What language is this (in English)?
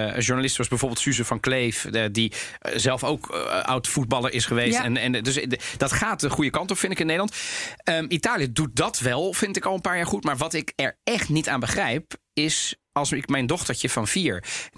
Dutch